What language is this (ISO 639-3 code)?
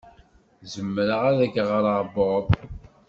kab